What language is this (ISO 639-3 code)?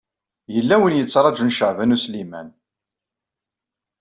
kab